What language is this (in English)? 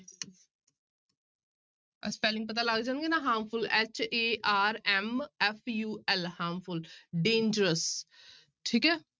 Punjabi